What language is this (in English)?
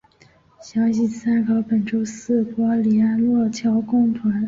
Chinese